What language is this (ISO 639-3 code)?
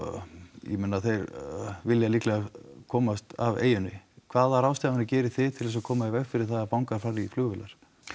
isl